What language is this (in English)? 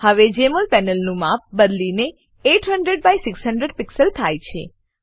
Gujarati